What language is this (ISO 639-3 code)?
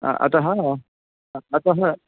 san